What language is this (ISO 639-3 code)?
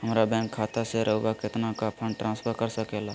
mag